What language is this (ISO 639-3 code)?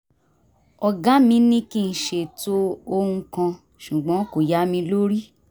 yor